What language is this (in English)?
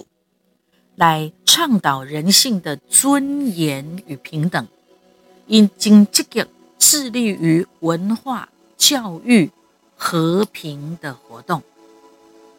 Chinese